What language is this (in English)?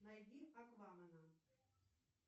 Russian